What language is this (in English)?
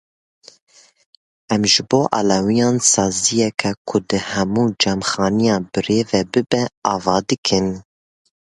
Kurdish